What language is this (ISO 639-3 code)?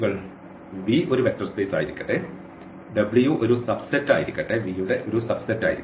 mal